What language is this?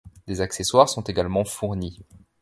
French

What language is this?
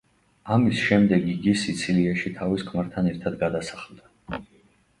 Georgian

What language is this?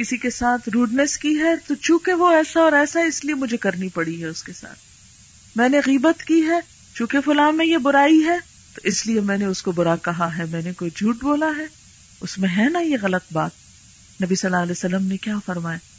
Urdu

